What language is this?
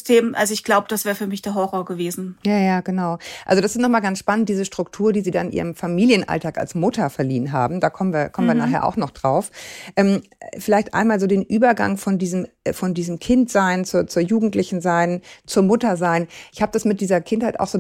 German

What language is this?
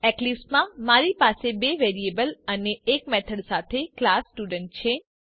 Gujarati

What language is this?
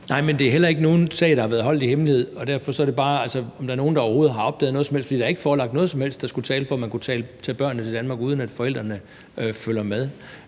Danish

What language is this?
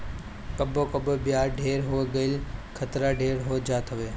Bhojpuri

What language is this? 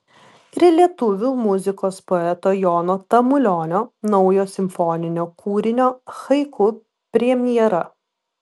Lithuanian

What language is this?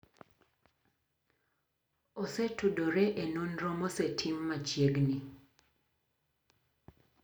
Luo (Kenya and Tanzania)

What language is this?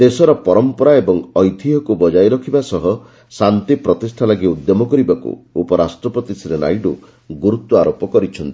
Odia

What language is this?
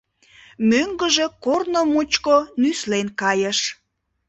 Mari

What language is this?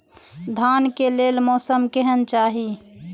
Maithili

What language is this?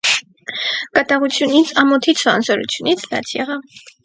Armenian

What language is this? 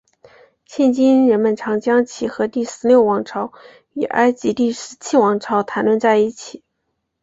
Chinese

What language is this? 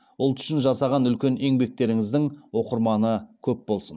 Kazakh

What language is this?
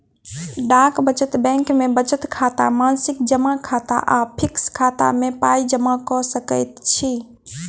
Maithili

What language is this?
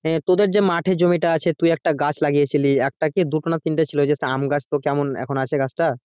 Bangla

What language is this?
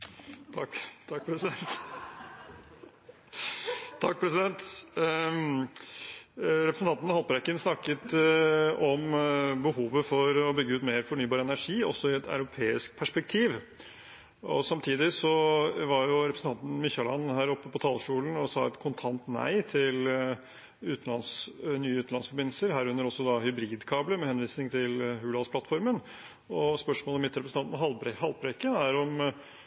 Norwegian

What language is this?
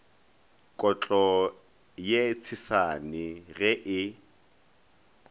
Northern Sotho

